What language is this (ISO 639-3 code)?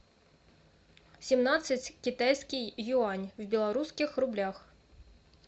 rus